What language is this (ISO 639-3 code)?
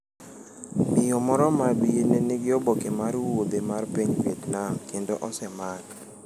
luo